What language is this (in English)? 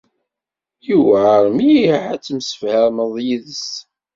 Kabyle